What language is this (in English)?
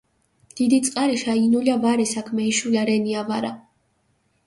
Mingrelian